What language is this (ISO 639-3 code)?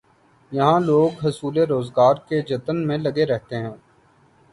urd